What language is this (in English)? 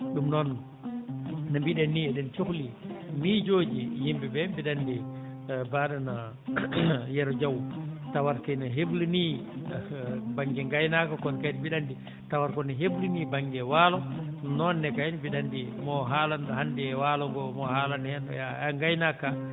Fula